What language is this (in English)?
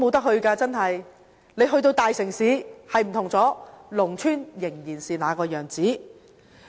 Cantonese